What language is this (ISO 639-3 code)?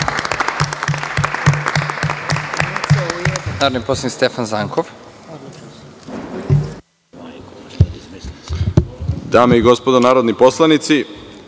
srp